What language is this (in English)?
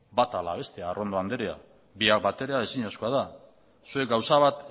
Basque